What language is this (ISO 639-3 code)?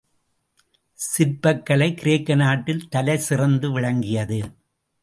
tam